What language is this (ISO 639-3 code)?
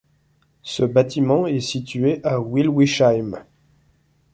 fra